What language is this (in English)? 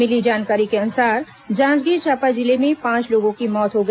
Hindi